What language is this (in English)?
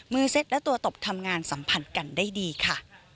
Thai